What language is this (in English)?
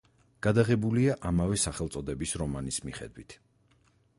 Georgian